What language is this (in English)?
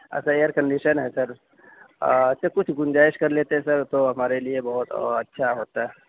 Urdu